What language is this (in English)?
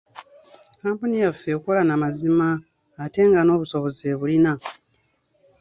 Ganda